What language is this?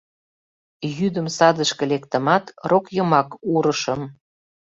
Mari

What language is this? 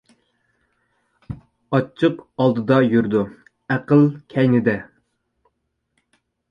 Uyghur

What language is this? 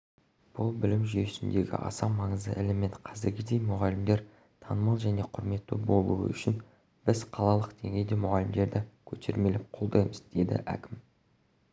Kazakh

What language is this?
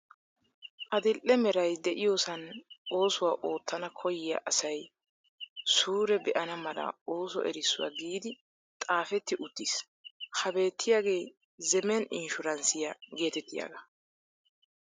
Wolaytta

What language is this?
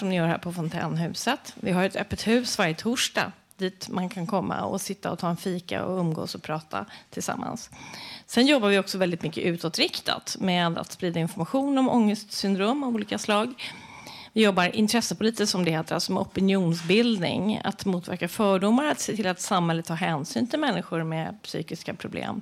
Swedish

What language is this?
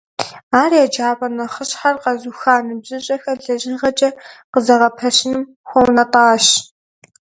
Kabardian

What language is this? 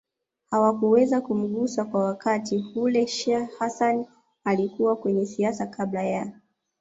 Swahili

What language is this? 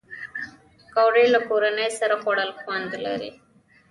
Pashto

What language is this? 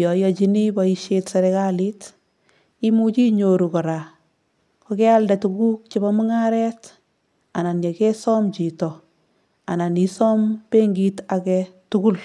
Kalenjin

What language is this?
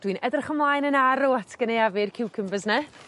Welsh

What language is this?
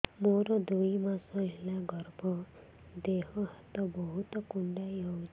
Odia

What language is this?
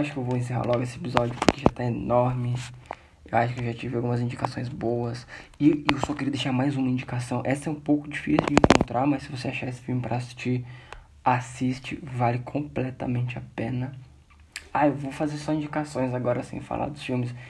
Portuguese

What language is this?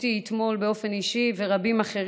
Hebrew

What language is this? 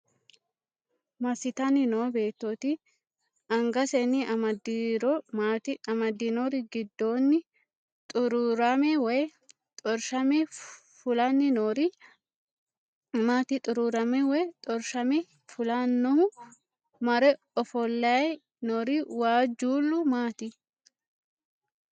Sidamo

